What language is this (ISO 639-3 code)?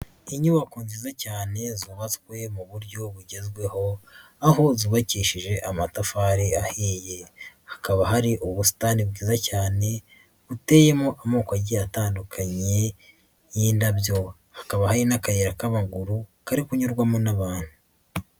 kin